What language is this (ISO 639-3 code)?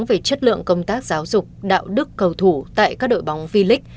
vie